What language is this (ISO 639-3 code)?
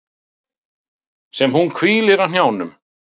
isl